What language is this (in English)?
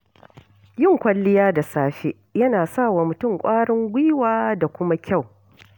Hausa